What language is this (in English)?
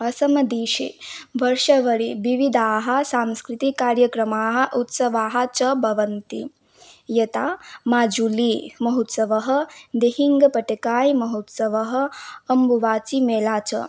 Sanskrit